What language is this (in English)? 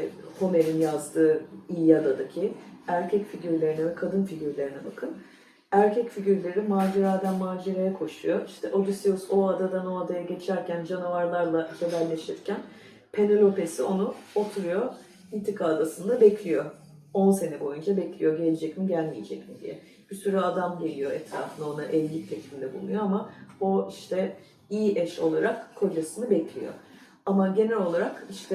Turkish